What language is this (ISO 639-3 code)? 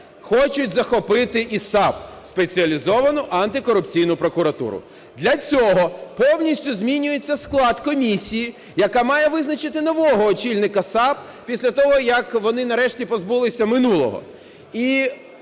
ukr